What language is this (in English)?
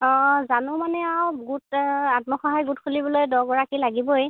Assamese